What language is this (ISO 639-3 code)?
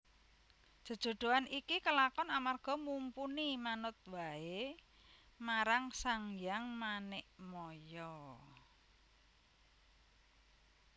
jav